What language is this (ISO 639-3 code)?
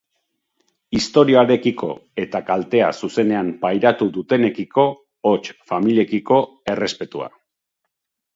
eus